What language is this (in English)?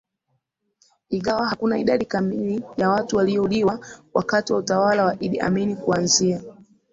Swahili